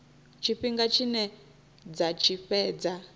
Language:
Venda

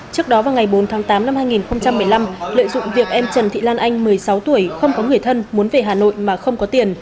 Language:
Vietnamese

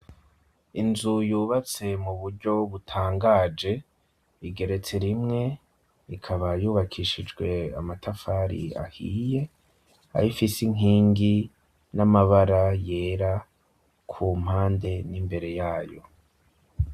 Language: Rundi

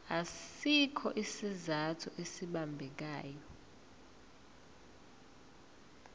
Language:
Zulu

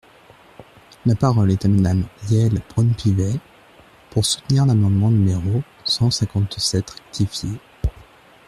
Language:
French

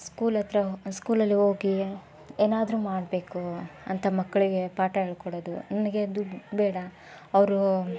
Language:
Kannada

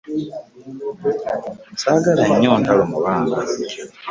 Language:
Ganda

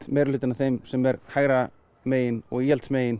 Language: Icelandic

